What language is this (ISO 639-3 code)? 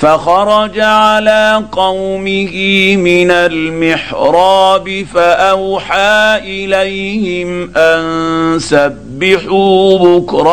ara